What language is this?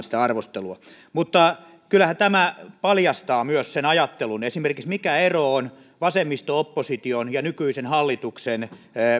Finnish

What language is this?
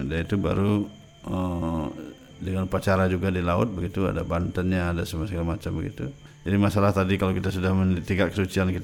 Indonesian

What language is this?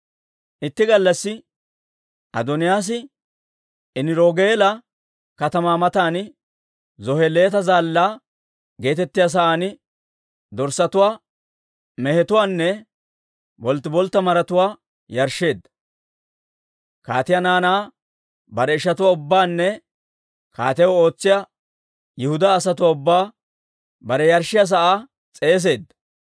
Dawro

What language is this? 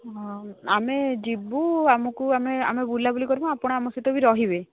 Odia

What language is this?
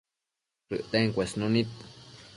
Matsés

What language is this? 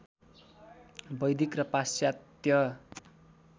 Nepali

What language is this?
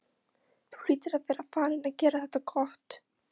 Icelandic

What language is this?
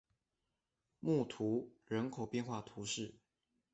Chinese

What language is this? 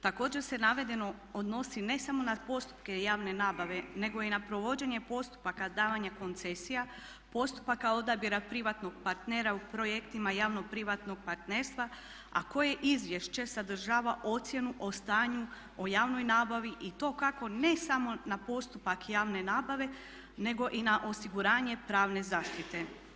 Croatian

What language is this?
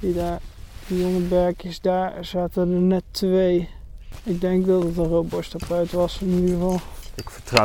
Dutch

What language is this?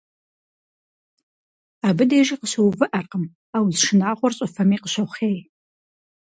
Kabardian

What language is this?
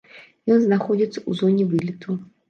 Belarusian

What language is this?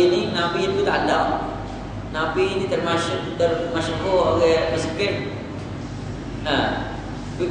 Malay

